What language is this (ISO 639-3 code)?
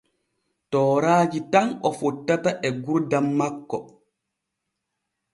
fue